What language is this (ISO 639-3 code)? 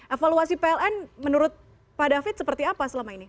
ind